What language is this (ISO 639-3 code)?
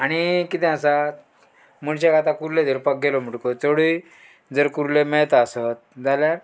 kok